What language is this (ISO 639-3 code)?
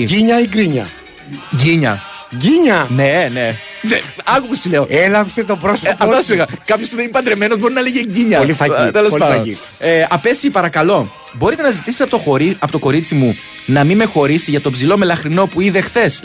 ell